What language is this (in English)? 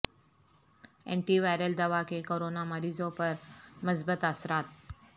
Urdu